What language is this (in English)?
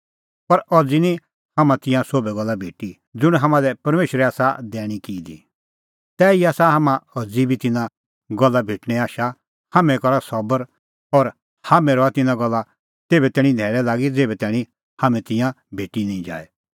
Kullu Pahari